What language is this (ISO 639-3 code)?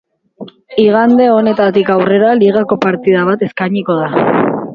eus